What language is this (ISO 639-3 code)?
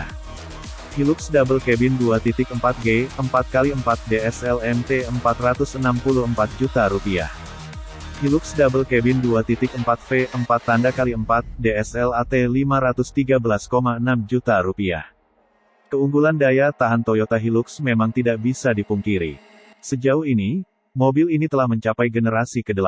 ind